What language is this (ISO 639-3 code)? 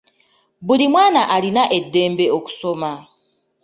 lug